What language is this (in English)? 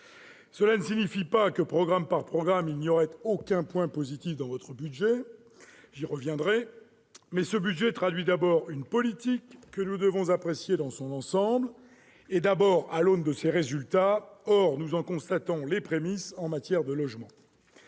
French